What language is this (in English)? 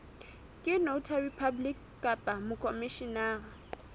Southern Sotho